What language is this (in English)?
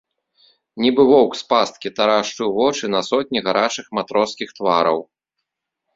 Belarusian